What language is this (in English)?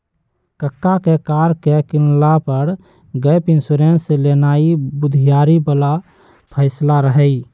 Magahi